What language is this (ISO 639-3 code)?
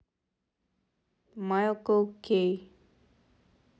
rus